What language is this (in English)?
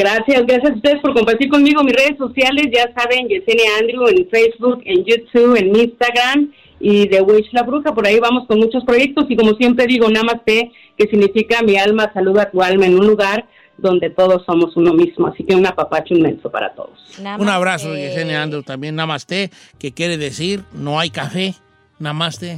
Spanish